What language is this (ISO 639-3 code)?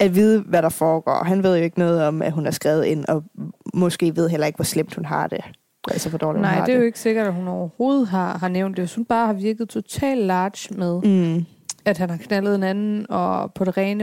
dan